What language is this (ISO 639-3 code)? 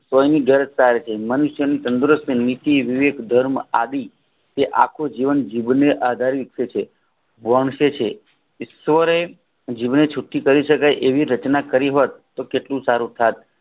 guj